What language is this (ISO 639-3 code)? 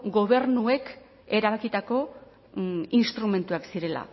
eus